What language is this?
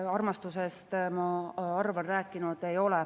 Estonian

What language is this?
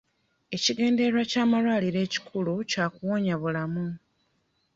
Ganda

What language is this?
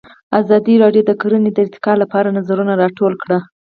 Pashto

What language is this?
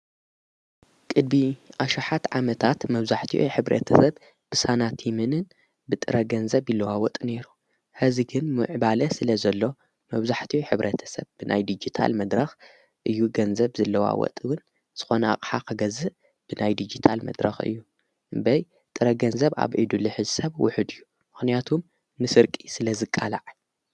Tigrinya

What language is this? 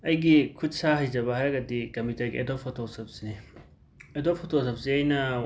Manipuri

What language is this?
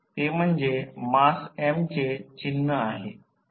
Marathi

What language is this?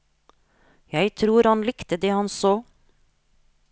Norwegian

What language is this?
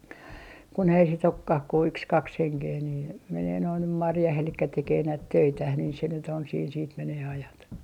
Finnish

